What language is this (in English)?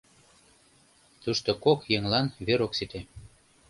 Mari